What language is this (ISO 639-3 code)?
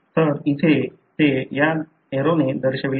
mar